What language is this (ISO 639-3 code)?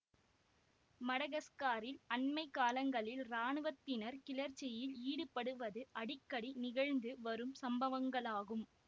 tam